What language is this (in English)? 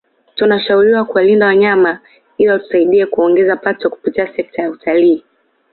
Swahili